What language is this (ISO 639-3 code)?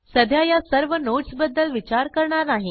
mar